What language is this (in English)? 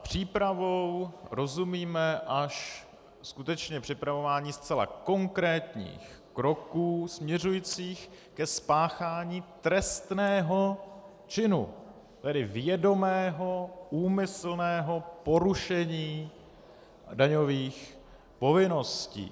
Czech